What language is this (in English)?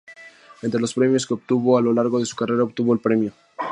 Spanish